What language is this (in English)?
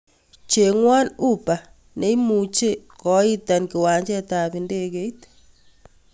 Kalenjin